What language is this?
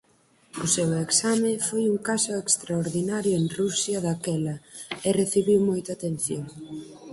Galician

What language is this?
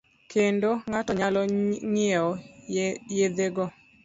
Luo (Kenya and Tanzania)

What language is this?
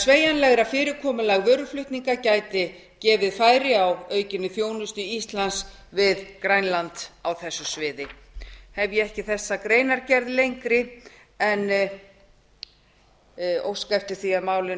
Icelandic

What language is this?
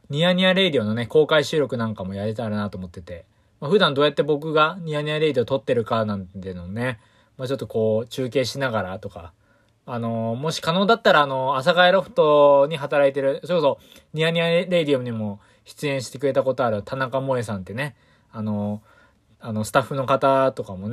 Japanese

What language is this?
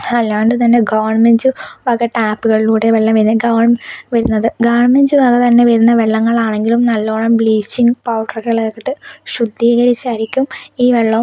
Malayalam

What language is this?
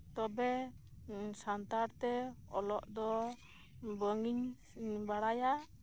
Santali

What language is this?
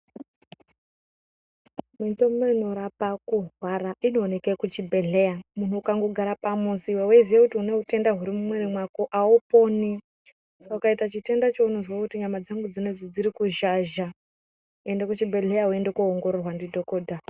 Ndau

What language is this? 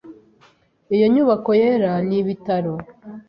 Kinyarwanda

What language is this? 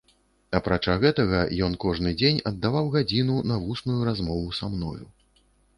Belarusian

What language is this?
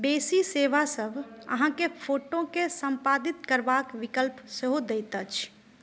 Maithili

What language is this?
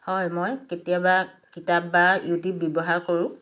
Assamese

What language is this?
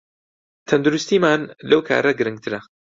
Central Kurdish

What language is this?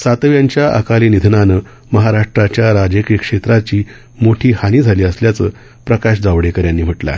Marathi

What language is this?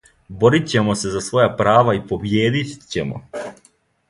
Serbian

